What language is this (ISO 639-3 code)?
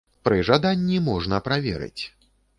bel